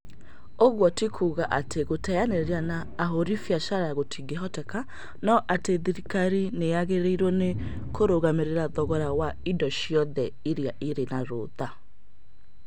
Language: Kikuyu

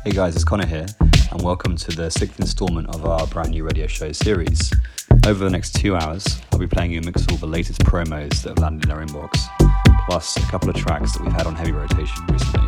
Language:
English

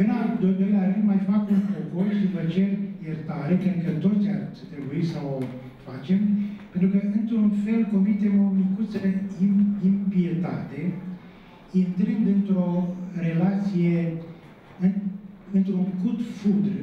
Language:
Romanian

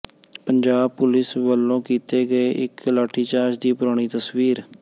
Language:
Punjabi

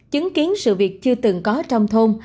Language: Vietnamese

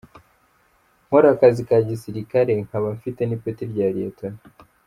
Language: Kinyarwanda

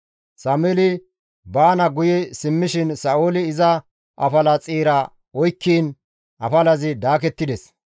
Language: Gamo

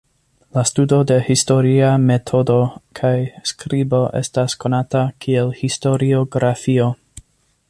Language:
Esperanto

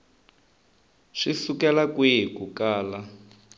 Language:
Tsonga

